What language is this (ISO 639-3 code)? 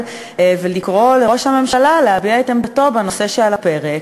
heb